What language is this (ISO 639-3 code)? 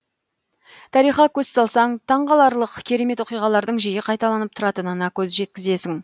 kaz